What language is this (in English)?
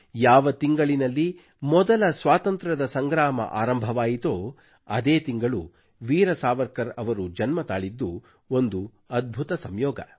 Kannada